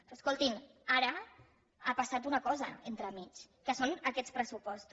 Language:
Catalan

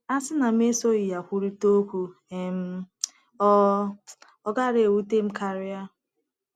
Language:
Igbo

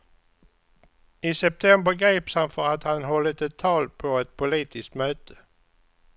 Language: Swedish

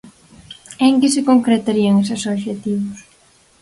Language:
Galician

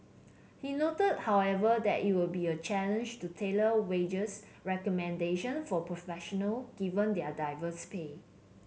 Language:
English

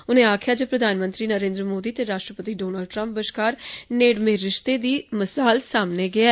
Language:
Dogri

